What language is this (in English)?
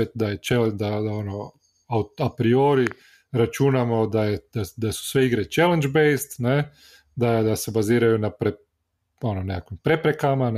Croatian